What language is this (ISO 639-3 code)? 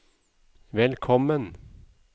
nor